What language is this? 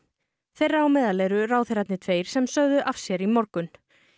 Icelandic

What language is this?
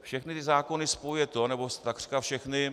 Czech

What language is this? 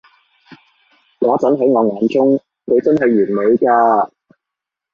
Cantonese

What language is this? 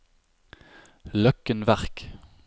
Norwegian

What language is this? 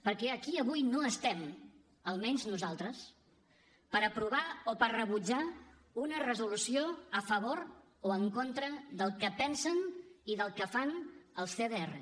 Catalan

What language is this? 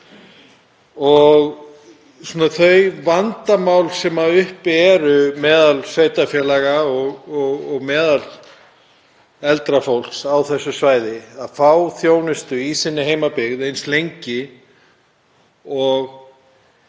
Icelandic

